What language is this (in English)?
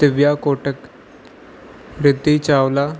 Sindhi